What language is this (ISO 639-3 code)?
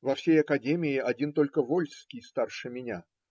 rus